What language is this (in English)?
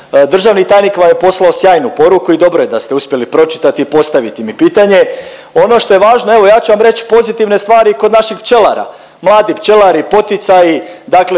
Croatian